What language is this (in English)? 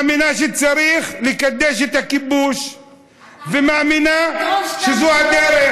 Hebrew